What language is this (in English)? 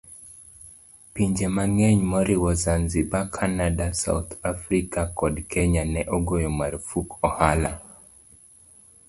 Luo (Kenya and Tanzania)